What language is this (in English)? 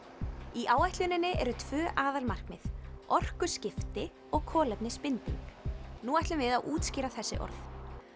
Icelandic